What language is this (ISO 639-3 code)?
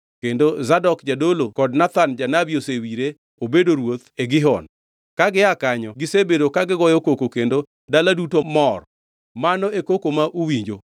luo